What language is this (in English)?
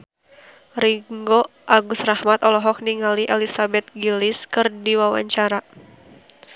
Sundanese